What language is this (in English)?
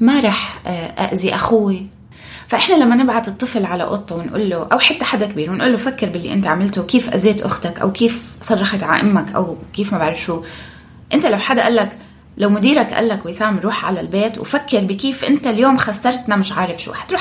Arabic